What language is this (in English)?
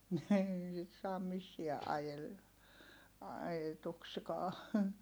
Finnish